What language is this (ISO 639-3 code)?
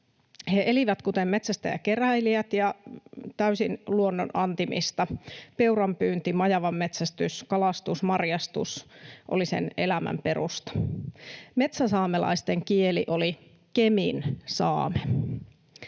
fin